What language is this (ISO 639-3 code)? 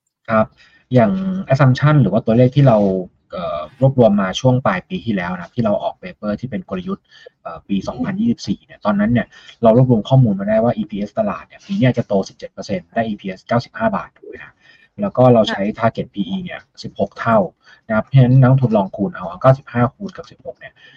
tha